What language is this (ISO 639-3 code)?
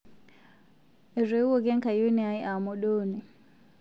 mas